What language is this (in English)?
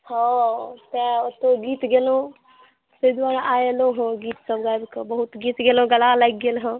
Maithili